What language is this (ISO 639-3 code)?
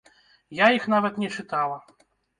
bel